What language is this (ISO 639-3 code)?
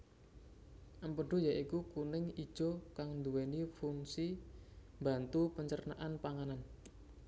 jav